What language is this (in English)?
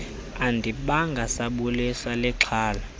Xhosa